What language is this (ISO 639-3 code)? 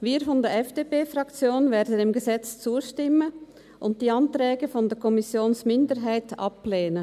gsw